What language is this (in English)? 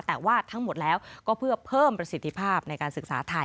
Thai